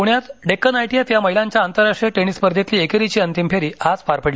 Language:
Marathi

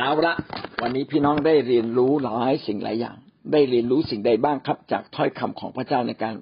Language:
Thai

